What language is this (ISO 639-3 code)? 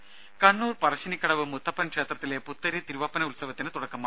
mal